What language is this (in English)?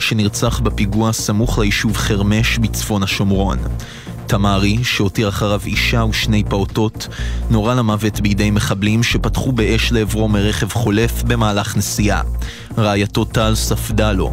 Hebrew